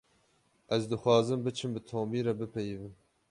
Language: Kurdish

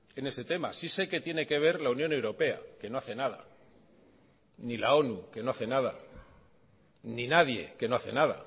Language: Spanish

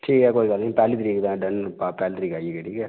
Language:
Dogri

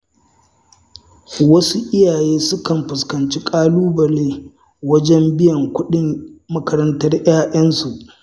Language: Hausa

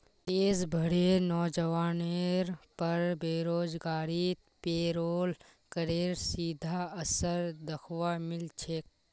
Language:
Magahi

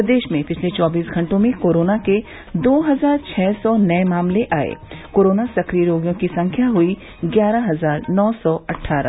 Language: Hindi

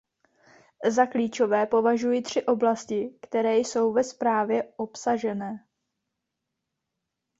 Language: Czech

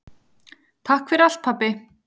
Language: Icelandic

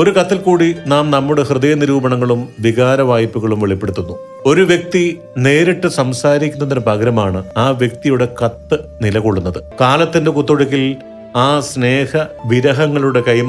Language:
Malayalam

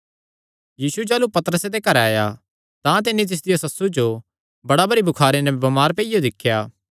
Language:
Kangri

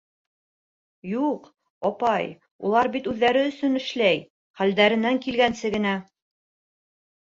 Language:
Bashkir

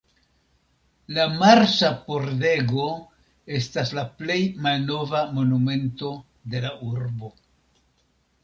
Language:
Esperanto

